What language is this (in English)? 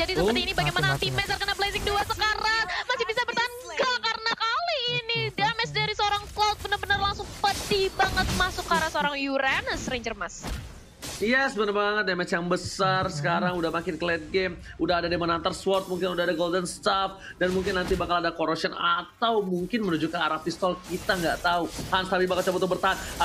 Indonesian